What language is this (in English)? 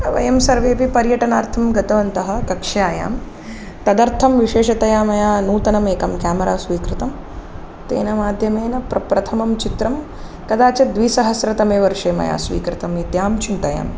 Sanskrit